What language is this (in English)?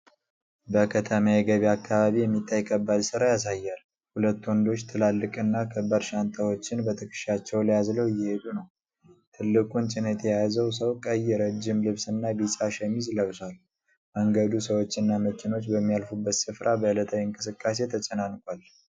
Amharic